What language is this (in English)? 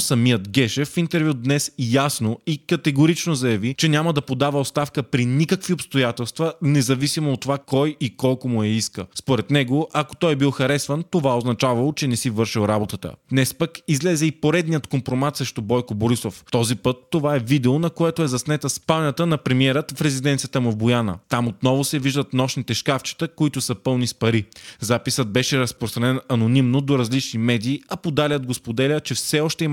Bulgarian